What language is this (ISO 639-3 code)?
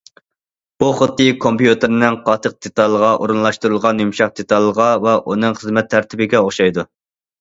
uig